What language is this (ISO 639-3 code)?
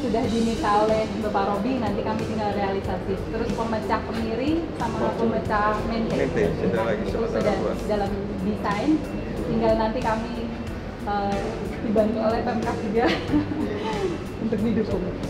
ind